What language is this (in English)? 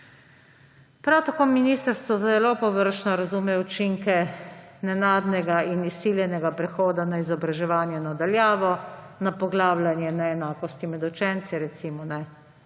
Slovenian